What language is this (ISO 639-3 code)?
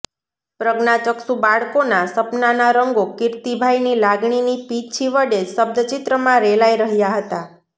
guj